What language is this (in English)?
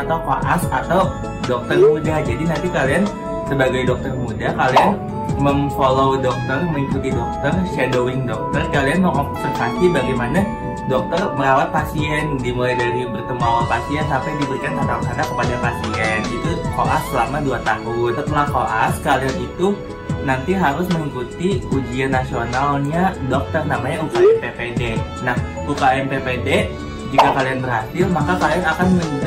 Indonesian